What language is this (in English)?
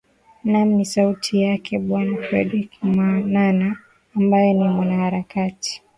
Swahili